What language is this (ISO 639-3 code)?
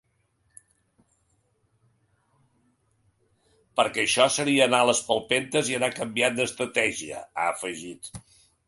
cat